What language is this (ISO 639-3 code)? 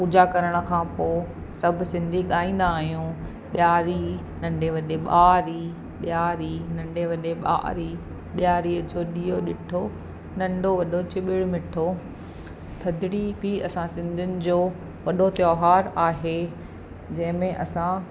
snd